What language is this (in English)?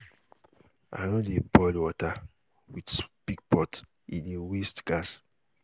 Nigerian Pidgin